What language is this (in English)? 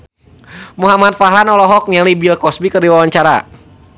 Sundanese